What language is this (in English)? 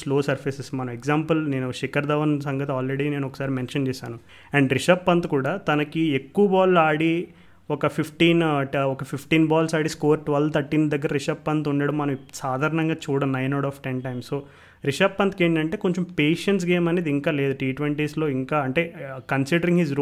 Telugu